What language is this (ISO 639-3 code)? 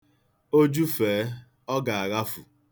ibo